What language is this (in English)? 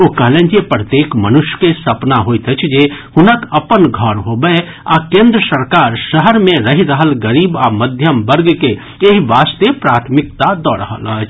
Maithili